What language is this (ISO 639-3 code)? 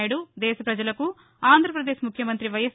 tel